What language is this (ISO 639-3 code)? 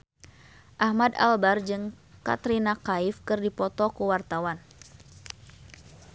sun